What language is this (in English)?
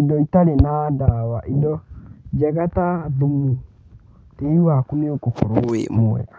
Kikuyu